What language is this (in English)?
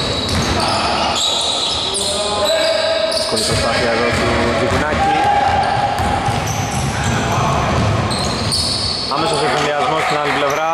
Greek